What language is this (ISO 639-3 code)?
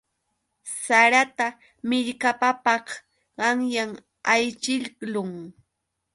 qux